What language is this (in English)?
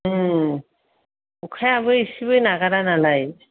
Bodo